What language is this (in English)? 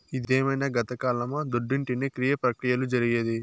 Telugu